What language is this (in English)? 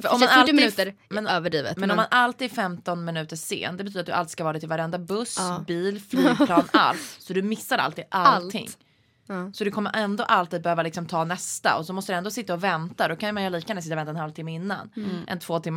Swedish